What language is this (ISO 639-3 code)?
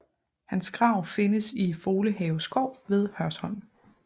dan